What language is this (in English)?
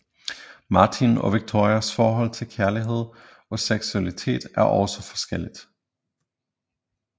Danish